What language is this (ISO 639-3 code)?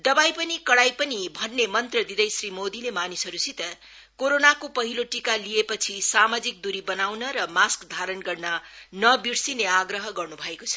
nep